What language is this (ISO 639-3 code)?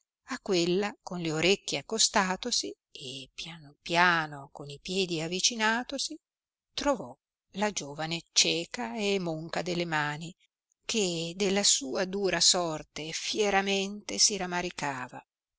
ita